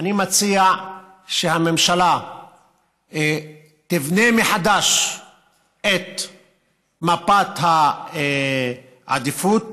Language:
Hebrew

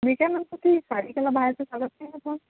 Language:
Marathi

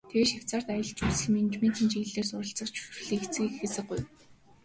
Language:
Mongolian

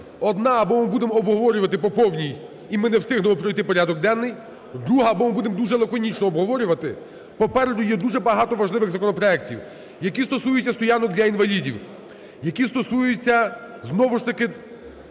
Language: Ukrainian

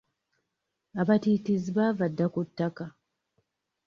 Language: Ganda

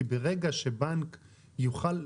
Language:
Hebrew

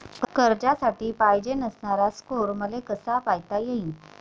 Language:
Marathi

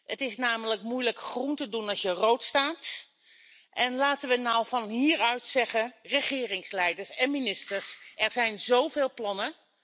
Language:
Dutch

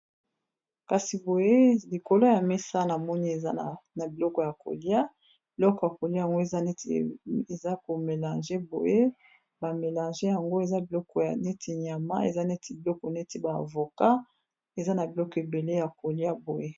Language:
Lingala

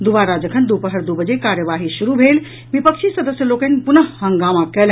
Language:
Maithili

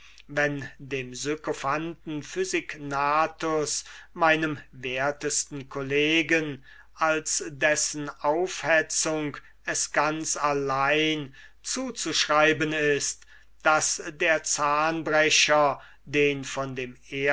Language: German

